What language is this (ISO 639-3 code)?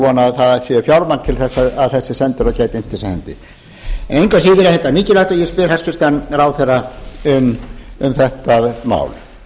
isl